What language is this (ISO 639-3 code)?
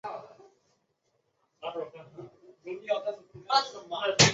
zho